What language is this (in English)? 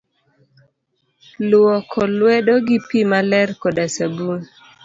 Luo (Kenya and Tanzania)